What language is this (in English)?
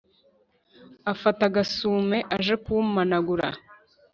Kinyarwanda